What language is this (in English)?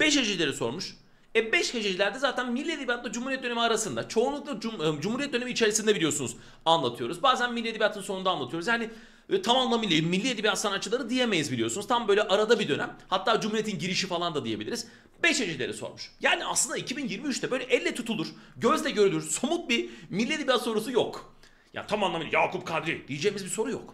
Turkish